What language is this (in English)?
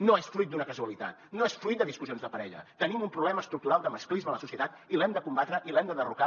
Catalan